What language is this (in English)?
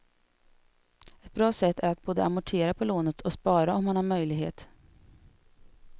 Swedish